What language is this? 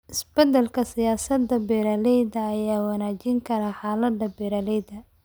Somali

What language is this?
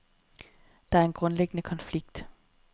Danish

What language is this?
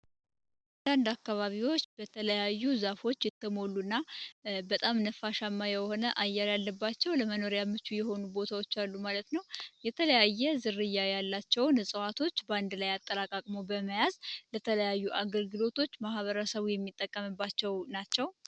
Amharic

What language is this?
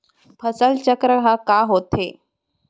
Chhattisgarhi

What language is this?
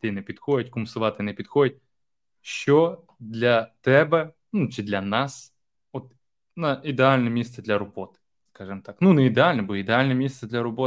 Ukrainian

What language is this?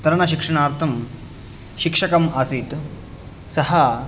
Sanskrit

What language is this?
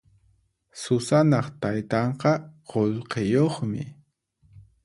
Puno Quechua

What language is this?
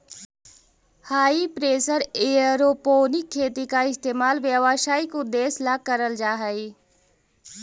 Magahi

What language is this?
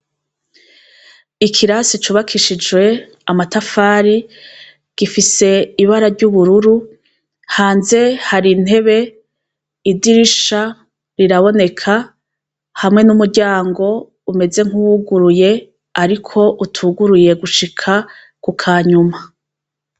Rundi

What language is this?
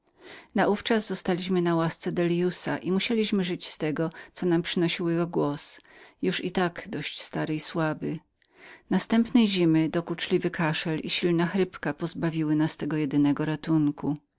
Polish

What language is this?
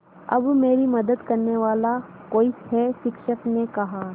Hindi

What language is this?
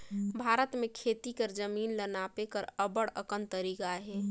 Chhattisgarhi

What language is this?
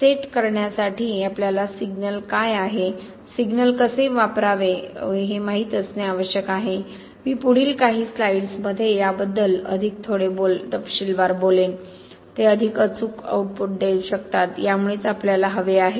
Marathi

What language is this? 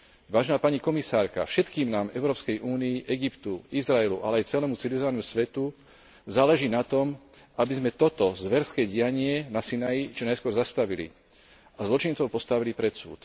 Slovak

